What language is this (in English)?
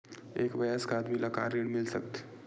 Chhattisgarhi